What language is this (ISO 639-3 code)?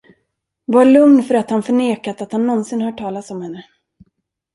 swe